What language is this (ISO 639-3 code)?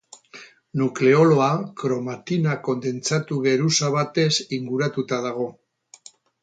eus